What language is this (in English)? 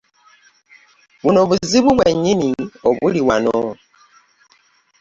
Ganda